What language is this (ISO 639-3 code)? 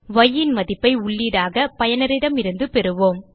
tam